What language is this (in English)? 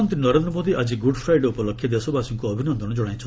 Odia